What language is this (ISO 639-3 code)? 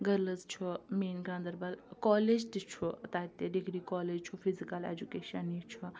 kas